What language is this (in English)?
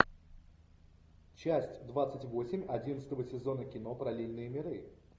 Russian